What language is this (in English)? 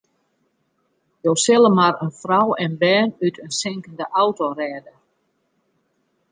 Western Frisian